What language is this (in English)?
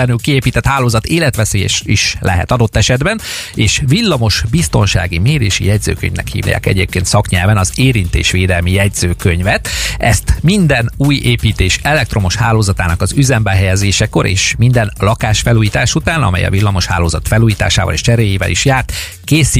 Hungarian